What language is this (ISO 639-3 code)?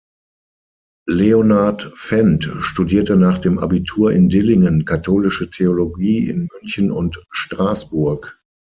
deu